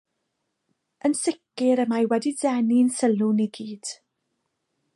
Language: Welsh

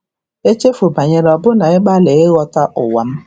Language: Igbo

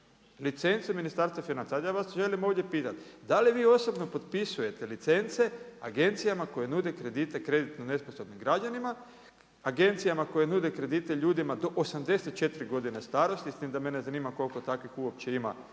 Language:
Croatian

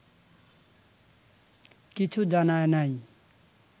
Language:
Bangla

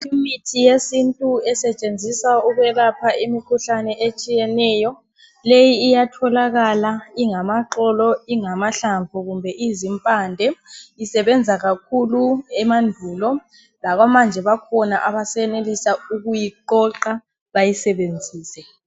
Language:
North Ndebele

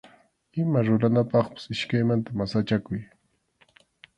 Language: Arequipa-La Unión Quechua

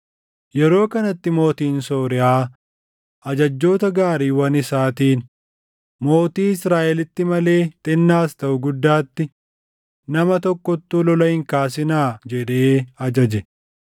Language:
Oromo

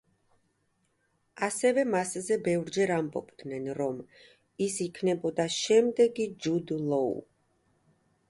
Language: Georgian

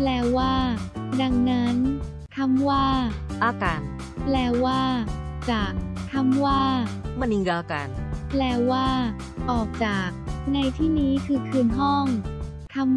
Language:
Thai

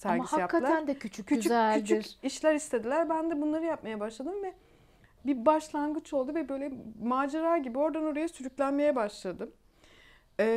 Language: Turkish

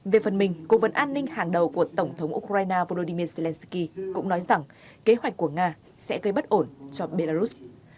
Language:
Vietnamese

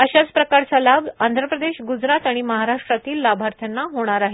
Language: Marathi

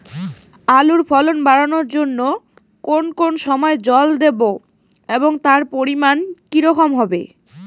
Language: Bangla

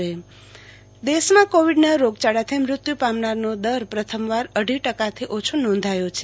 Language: Gujarati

